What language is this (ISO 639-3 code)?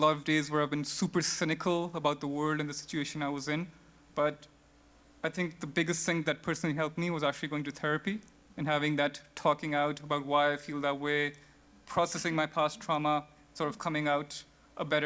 eng